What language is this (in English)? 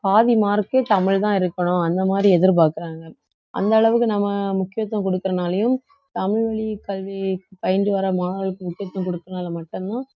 Tamil